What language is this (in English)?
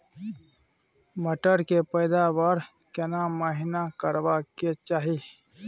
Maithili